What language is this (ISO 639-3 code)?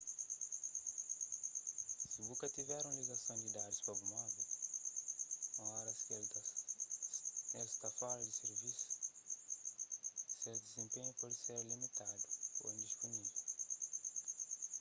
kea